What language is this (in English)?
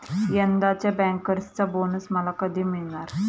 Marathi